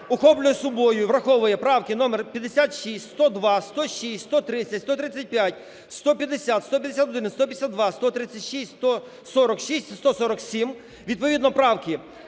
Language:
Ukrainian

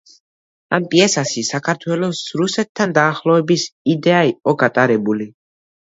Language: Georgian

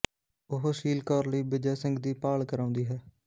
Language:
Punjabi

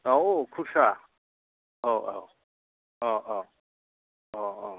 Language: Bodo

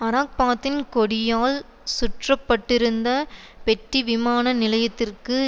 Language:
Tamil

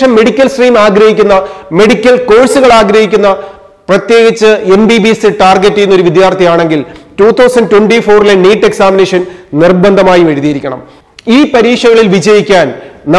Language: Malayalam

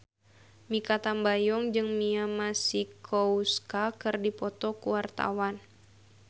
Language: Sundanese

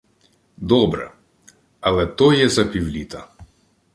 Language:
Ukrainian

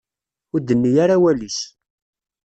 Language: Kabyle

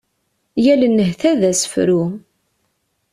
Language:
Kabyle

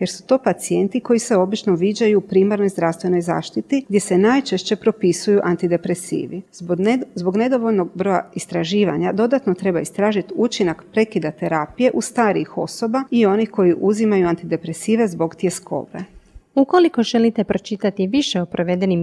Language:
Croatian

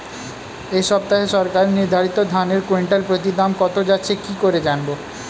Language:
Bangla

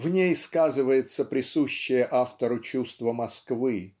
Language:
Russian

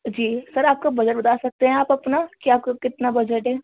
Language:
Urdu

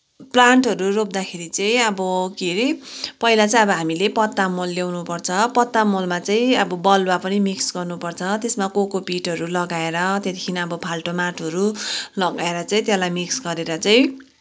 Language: Nepali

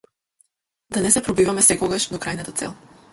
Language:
Macedonian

